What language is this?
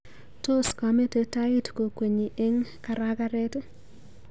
Kalenjin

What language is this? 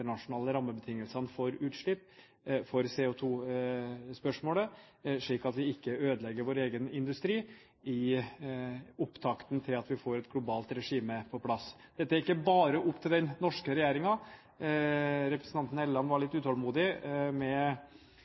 Norwegian Bokmål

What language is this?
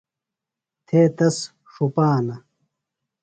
Phalura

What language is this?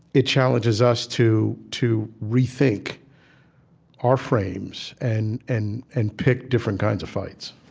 English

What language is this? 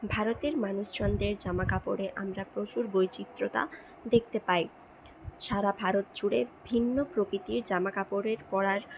Bangla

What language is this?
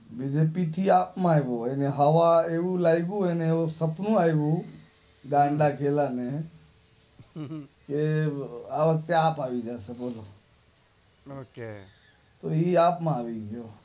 Gujarati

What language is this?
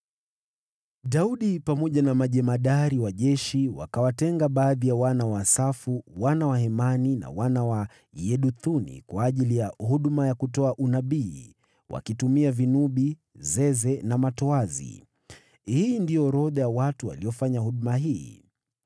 Swahili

